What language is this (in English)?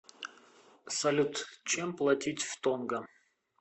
Russian